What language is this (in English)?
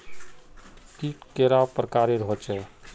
Magahi